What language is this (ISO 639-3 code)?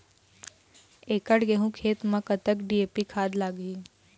hne